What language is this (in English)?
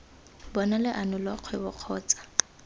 Tswana